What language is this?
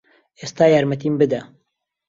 Central Kurdish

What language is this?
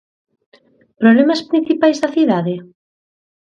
Galician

